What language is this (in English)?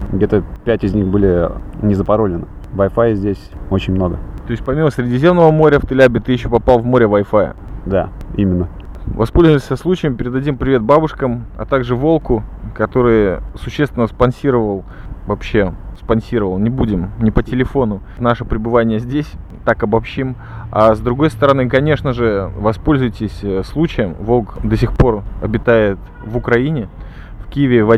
Russian